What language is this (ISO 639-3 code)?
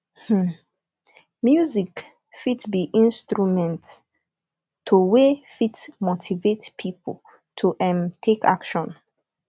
pcm